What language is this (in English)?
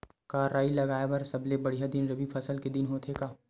Chhattisgarhi